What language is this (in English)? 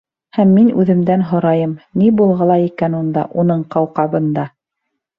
Bashkir